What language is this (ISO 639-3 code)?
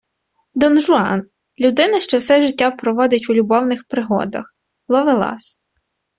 ukr